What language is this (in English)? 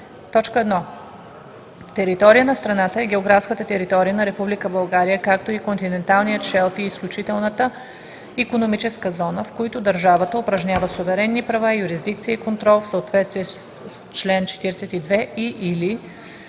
Bulgarian